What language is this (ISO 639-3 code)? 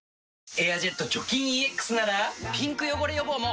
jpn